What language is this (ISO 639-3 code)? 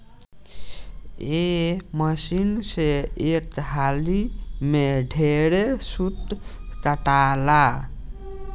bho